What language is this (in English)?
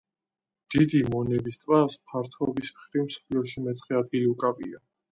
Georgian